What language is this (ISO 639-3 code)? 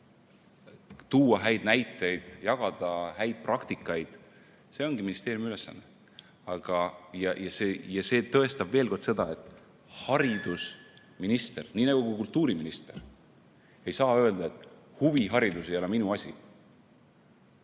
est